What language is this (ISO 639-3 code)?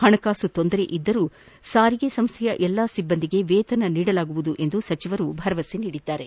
kan